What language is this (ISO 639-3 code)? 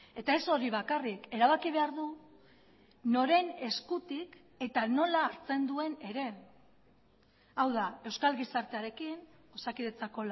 eus